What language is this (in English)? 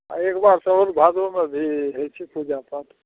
Maithili